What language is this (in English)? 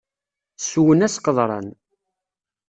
Kabyle